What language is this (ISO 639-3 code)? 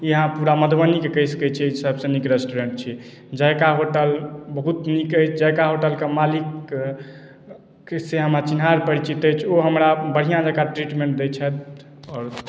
mai